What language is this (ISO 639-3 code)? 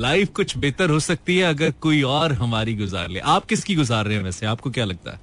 hin